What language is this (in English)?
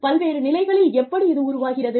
Tamil